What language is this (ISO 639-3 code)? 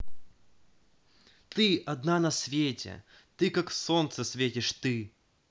rus